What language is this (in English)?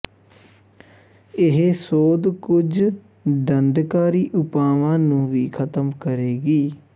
Punjabi